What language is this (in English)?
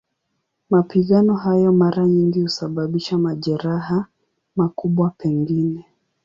Swahili